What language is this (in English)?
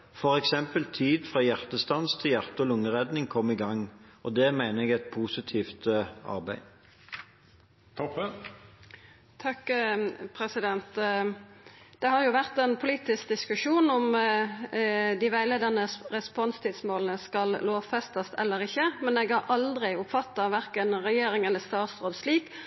Norwegian